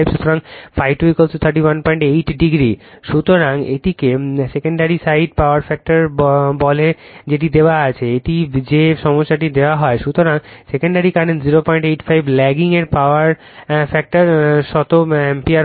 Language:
Bangla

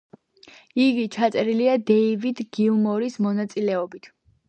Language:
Georgian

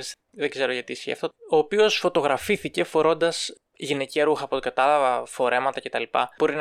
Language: Greek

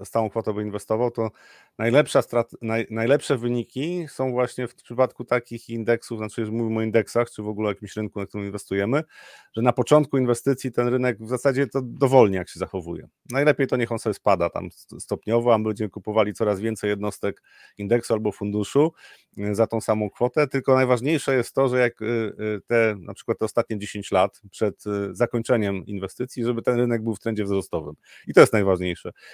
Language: Polish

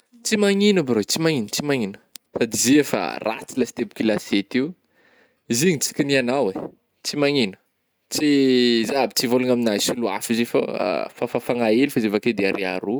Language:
Northern Betsimisaraka Malagasy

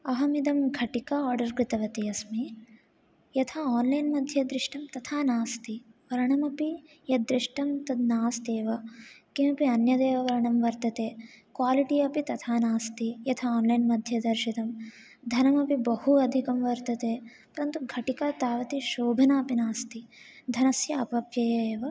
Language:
Sanskrit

